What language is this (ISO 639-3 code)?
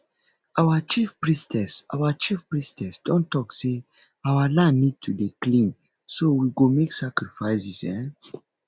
pcm